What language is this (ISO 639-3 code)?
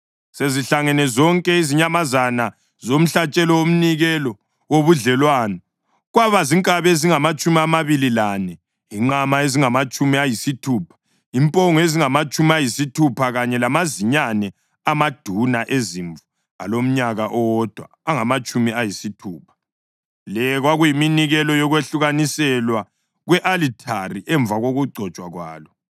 nde